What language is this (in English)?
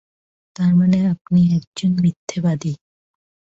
Bangla